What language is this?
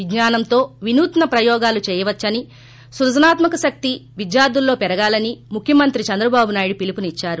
Telugu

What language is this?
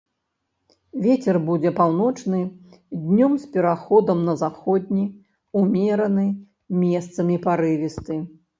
Belarusian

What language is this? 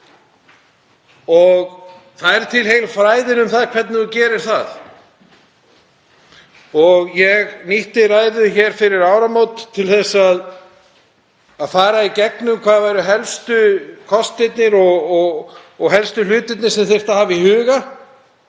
Icelandic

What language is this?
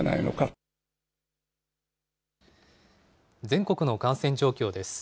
Japanese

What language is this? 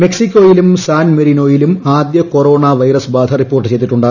Malayalam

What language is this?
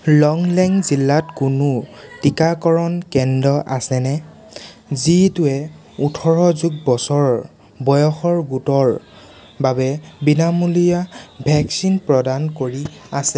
Assamese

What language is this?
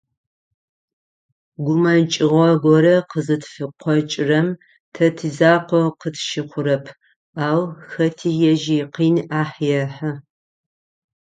Adyghe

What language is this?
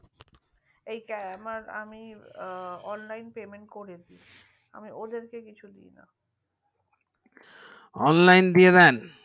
Bangla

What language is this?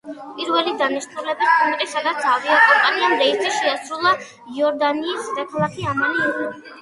Georgian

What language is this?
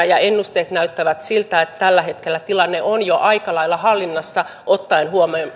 Finnish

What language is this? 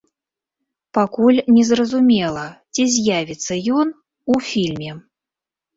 Belarusian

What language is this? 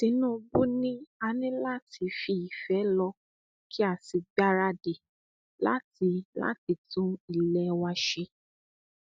Yoruba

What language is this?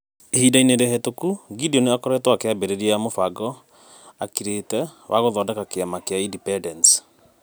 Kikuyu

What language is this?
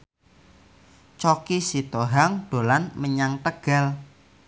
Javanese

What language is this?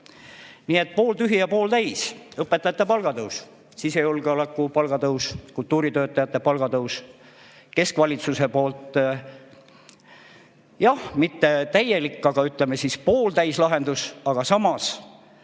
Estonian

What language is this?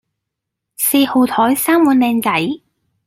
Cantonese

